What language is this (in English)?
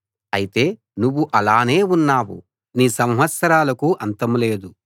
Telugu